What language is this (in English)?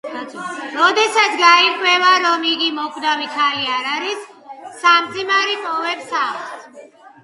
Georgian